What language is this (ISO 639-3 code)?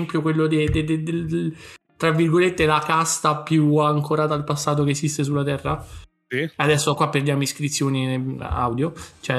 ita